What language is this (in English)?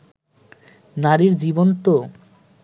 Bangla